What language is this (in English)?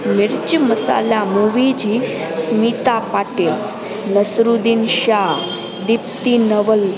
Sindhi